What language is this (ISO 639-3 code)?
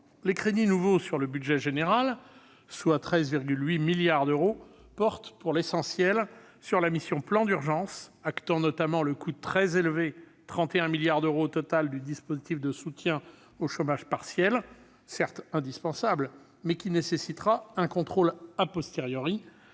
fra